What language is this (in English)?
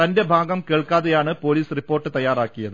Malayalam